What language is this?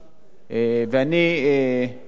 Hebrew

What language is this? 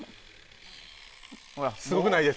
Japanese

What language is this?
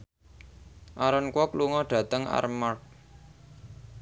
Javanese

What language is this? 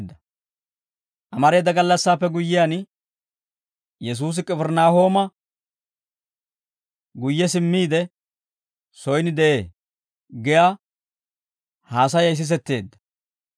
Dawro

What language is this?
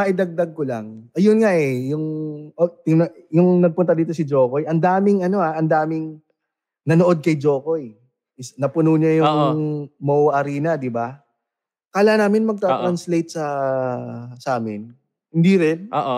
Filipino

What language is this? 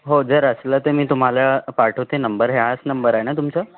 Marathi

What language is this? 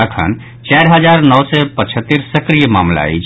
Maithili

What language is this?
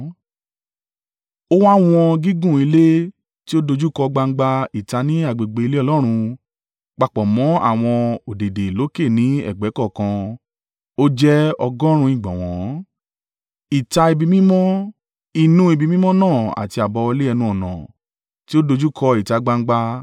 Yoruba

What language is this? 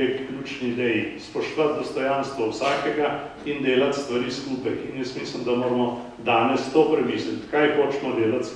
Bulgarian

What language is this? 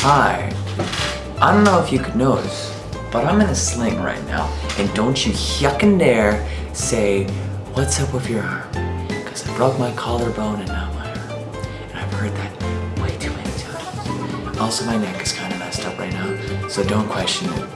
English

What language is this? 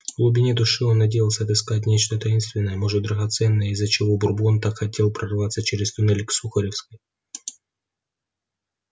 Russian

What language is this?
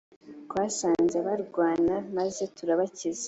Kinyarwanda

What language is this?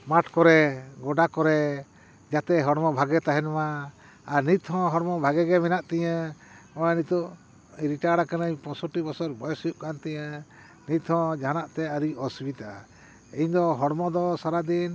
Santali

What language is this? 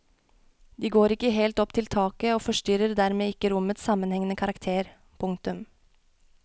Norwegian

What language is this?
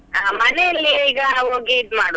Kannada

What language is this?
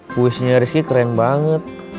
Indonesian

